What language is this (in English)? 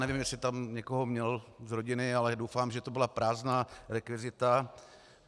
Czech